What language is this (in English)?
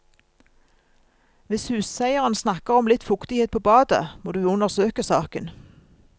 Norwegian